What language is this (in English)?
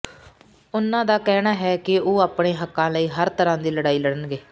Punjabi